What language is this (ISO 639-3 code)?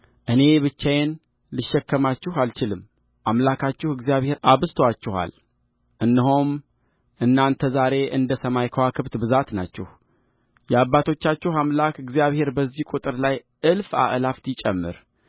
amh